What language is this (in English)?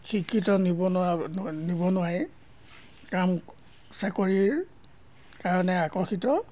Assamese